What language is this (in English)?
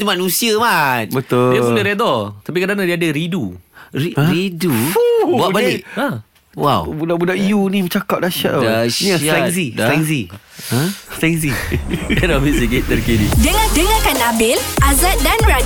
Malay